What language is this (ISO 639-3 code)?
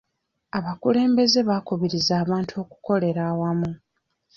lug